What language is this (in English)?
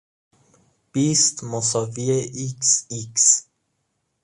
Persian